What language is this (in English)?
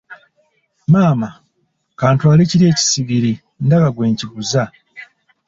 Ganda